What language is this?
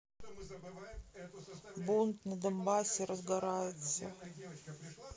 Russian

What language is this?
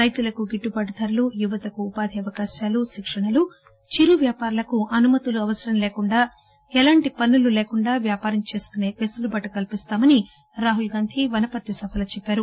Telugu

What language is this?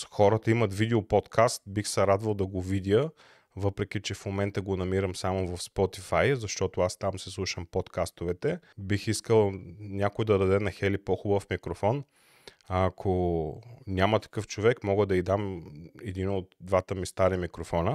Bulgarian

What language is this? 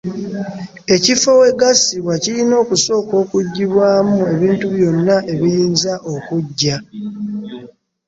Ganda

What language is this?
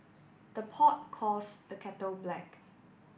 English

